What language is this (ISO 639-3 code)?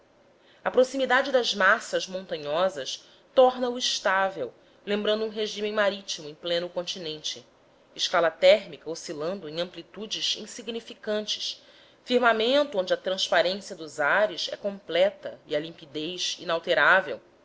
por